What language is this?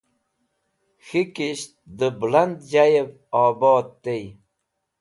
Wakhi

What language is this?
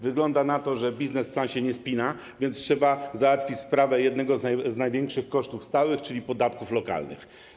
Polish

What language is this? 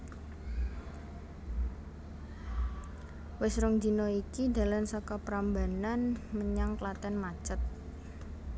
Javanese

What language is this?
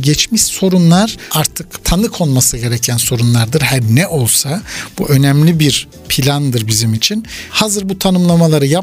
Turkish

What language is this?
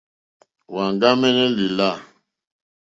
Mokpwe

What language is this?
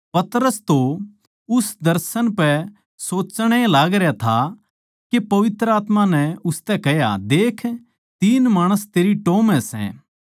Haryanvi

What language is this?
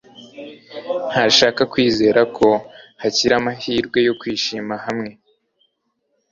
Kinyarwanda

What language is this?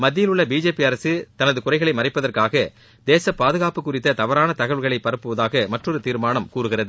Tamil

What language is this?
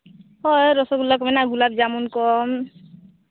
Santali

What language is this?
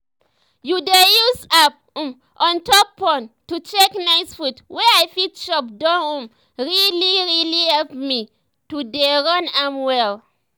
Nigerian Pidgin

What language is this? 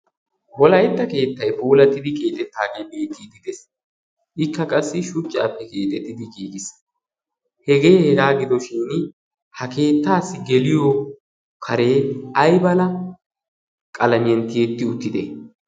Wolaytta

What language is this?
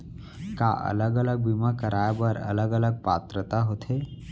Chhattisgarhi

